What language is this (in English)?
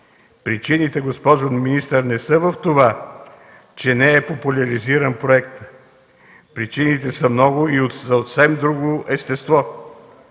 Bulgarian